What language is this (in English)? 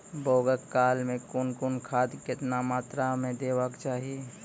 Maithili